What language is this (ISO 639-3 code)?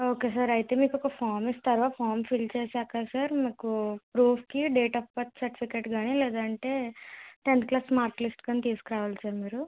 tel